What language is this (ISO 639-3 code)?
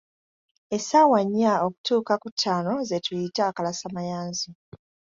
lug